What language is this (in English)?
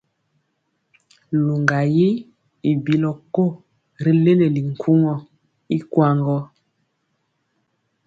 Mpiemo